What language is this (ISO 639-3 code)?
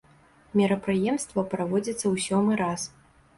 bel